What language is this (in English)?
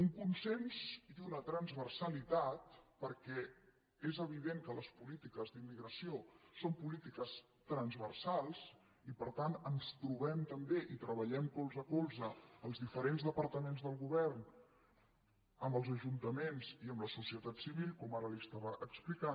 Catalan